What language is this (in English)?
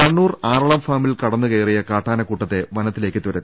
Malayalam